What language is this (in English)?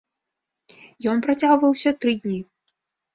Belarusian